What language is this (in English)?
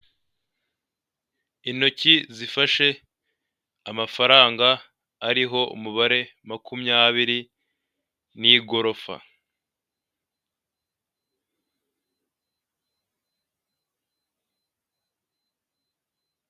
Kinyarwanda